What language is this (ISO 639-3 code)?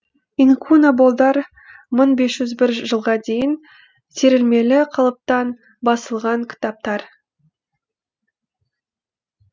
kaz